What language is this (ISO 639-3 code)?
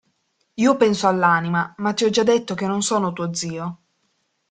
ita